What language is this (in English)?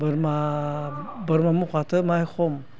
Bodo